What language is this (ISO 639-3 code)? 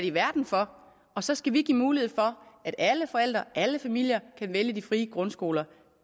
dan